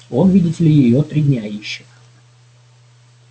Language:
Russian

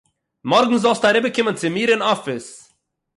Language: Yiddish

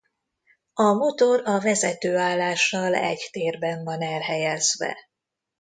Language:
Hungarian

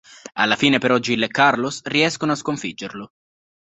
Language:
Italian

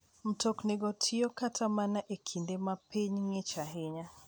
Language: Luo (Kenya and Tanzania)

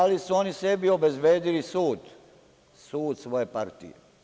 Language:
Serbian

